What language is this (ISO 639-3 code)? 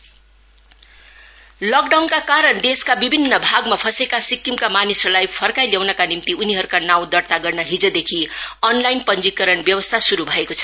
nep